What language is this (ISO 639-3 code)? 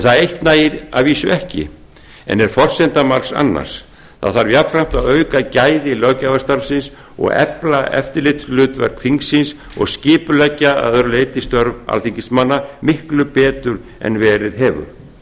isl